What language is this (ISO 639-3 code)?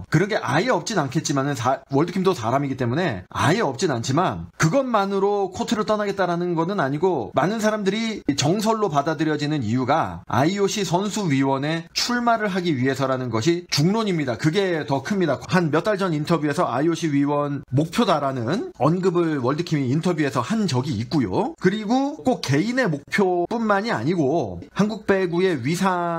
kor